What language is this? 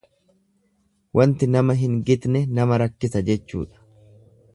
Oromo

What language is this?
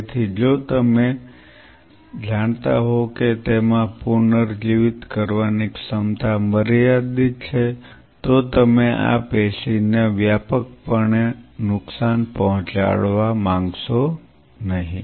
Gujarati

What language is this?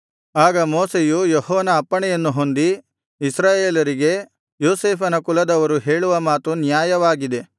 Kannada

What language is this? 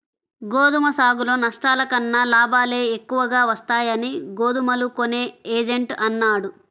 Telugu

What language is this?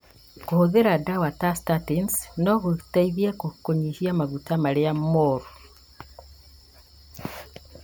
Kikuyu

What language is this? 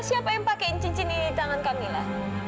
Indonesian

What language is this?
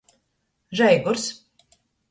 Latgalian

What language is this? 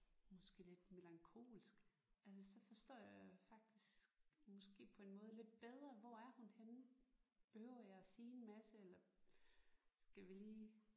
Danish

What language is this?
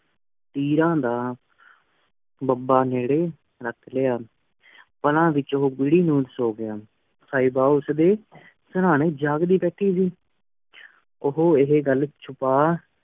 Punjabi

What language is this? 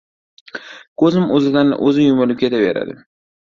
Uzbek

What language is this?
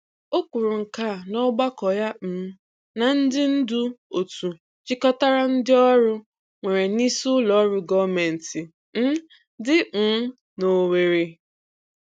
Igbo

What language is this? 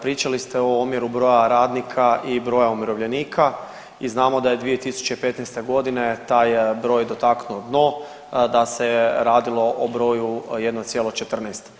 Croatian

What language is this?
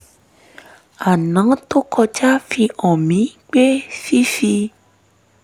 Yoruba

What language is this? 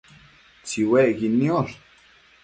Matsés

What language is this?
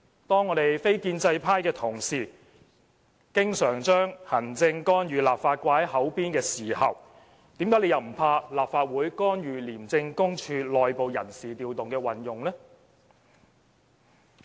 Cantonese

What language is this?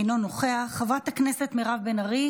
Hebrew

